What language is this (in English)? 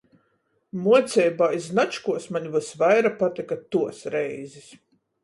Latgalian